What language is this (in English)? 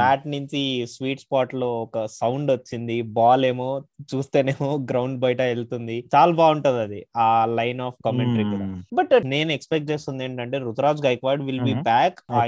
Telugu